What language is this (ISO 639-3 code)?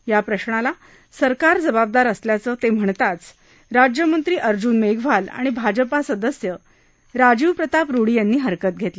mar